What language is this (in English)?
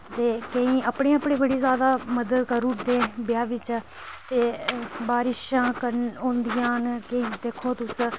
Dogri